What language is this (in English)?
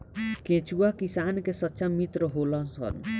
Bhojpuri